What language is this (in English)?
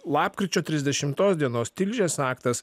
Lithuanian